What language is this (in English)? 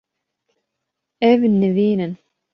Kurdish